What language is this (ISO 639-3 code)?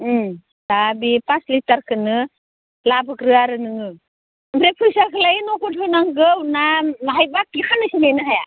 brx